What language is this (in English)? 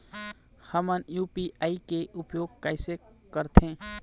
Chhattisgarhi